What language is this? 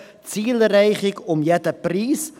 Swiss German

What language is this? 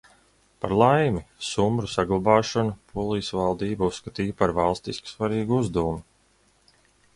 Latvian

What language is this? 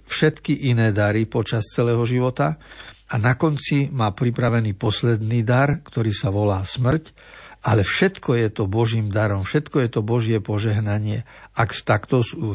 Slovak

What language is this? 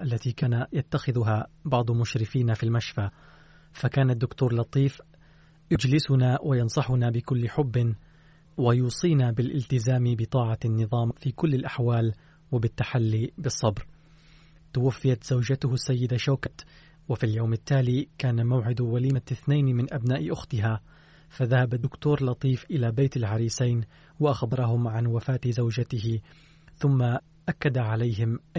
Arabic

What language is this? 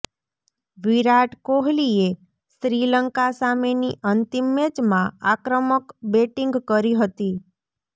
Gujarati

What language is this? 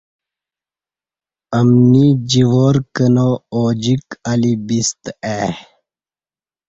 Kati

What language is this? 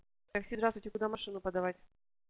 Russian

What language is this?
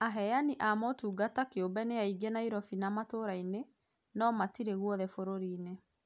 Kikuyu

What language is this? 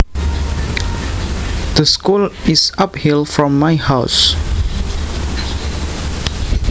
Javanese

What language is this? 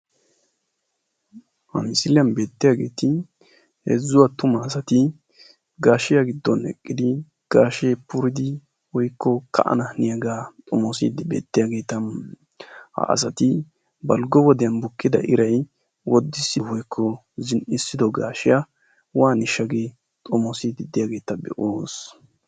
Wolaytta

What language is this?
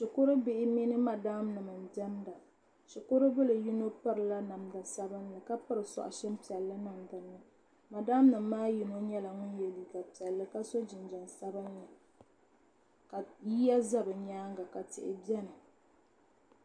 Dagbani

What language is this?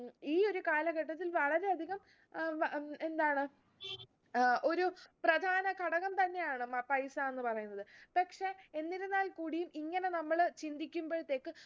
Malayalam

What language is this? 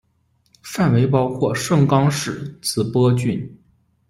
Chinese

